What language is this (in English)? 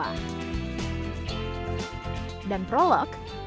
Indonesian